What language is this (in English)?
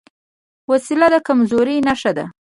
Pashto